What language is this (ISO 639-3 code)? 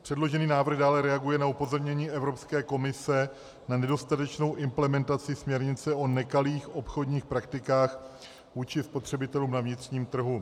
ces